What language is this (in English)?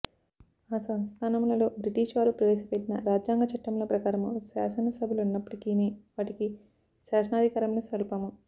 Telugu